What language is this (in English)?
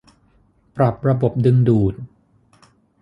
Thai